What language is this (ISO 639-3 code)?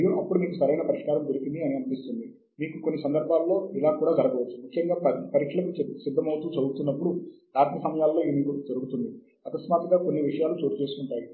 tel